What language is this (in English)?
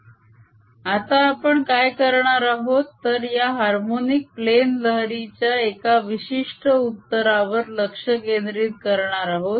Marathi